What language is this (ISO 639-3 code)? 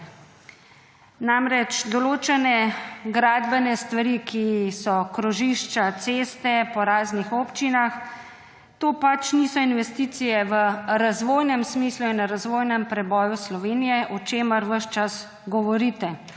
slv